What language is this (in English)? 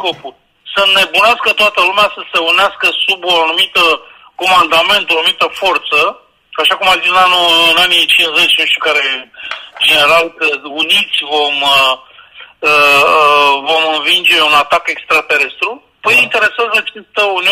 Romanian